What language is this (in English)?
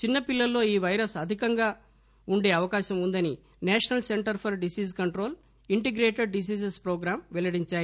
Telugu